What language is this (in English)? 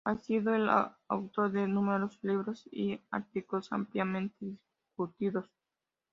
Spanish